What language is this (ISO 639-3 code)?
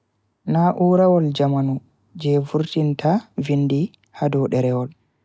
fui